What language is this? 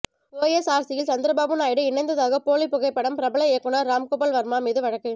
Tamil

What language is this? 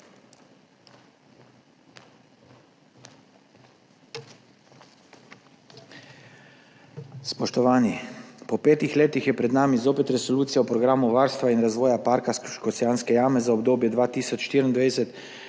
Slovenian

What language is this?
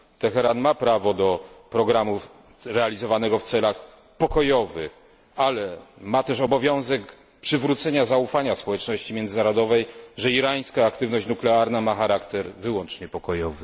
Polish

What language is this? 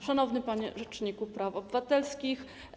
Polish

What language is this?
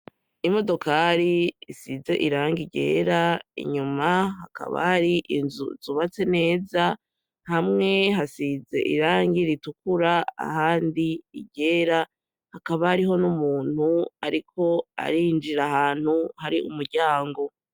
Rundi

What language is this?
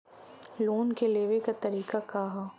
Bhojpuri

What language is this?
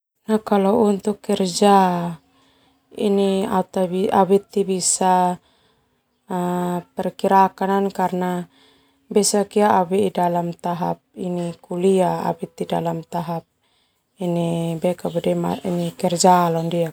Termanu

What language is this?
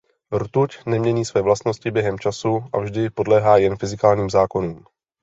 Czech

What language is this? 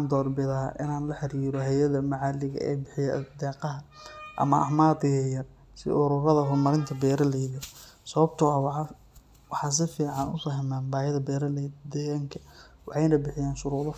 Somali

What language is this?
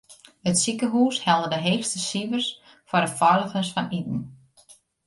Western Frisian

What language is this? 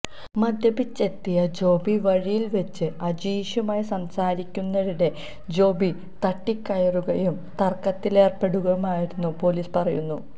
Malayalam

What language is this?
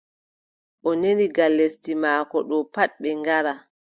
Adamawa Fulfulde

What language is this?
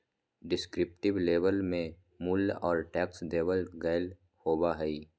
Magahi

